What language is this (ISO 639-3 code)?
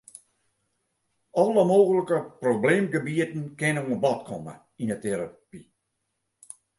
fry